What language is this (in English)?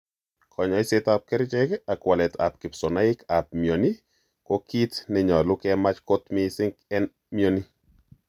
Kalenjin